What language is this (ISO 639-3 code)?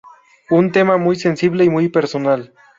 spa